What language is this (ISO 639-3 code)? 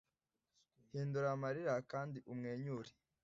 kin